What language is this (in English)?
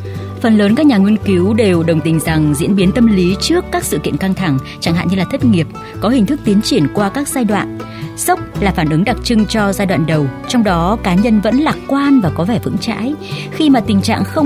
Vietnamese